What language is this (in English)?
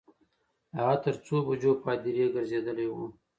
Pashto